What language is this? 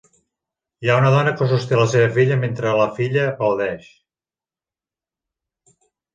Catalan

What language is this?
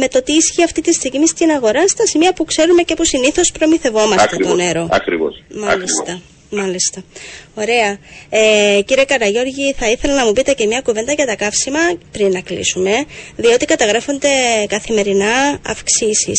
Greek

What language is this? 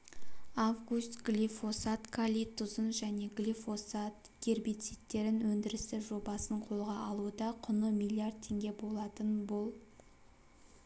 Kazakh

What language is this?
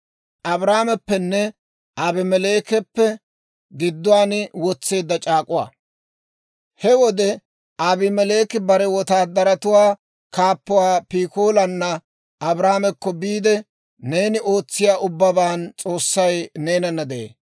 Dawro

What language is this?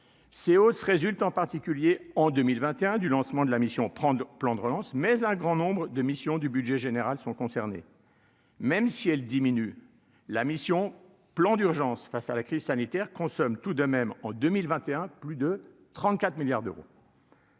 French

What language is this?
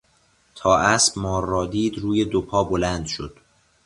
Persian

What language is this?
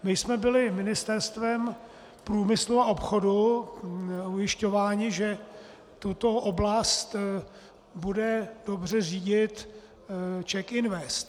Czech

